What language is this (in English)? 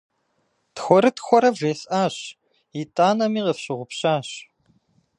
Kabardian